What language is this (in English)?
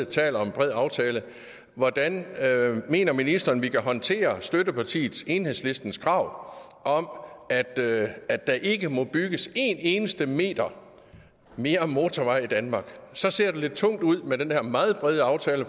Danish